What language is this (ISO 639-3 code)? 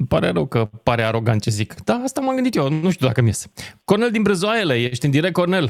ron